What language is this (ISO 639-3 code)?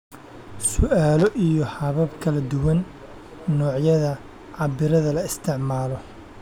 som